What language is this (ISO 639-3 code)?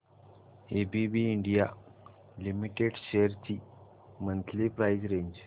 mar